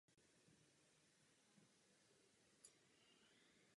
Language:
Czech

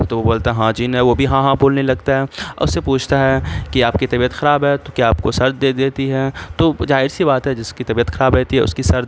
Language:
Urdu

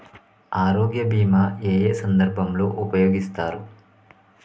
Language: Telugu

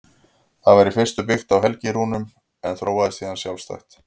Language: Icelandic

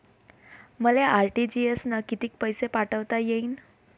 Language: Marathi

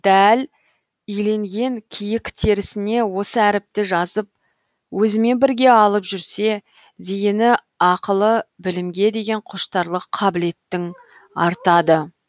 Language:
Kazakh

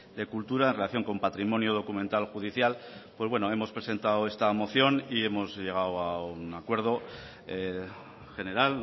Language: Spanish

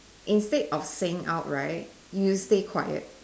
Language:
English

